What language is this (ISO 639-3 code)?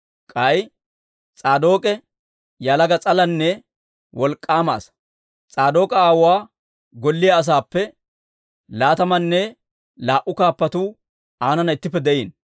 dwr